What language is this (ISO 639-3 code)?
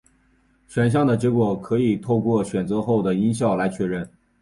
zho